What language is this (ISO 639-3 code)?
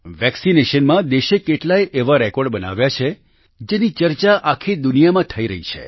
guj